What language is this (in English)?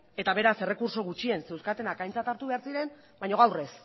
Basque